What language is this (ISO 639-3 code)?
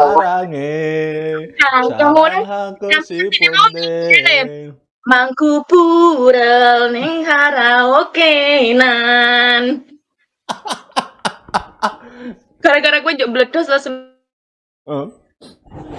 ind